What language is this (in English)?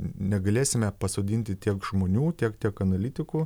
Lithuanian